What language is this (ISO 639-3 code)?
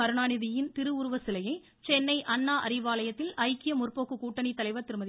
tam